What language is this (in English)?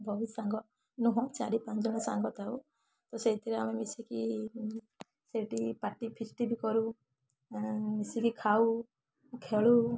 Odia